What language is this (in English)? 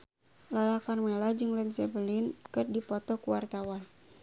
Sundanese